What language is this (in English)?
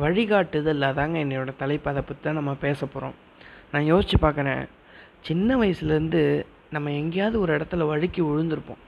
Tamil